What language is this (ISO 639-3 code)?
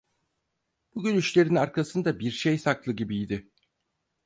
tur